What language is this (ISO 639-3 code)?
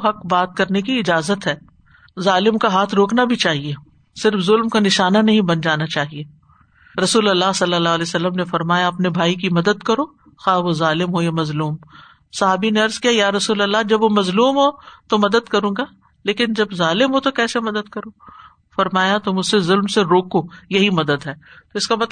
urd